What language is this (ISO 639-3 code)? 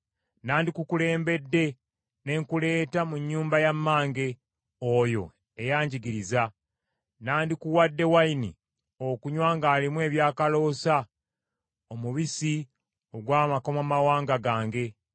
lug